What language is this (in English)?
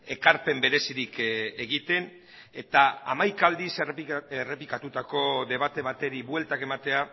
Basque